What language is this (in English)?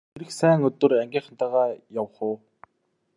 Mongolian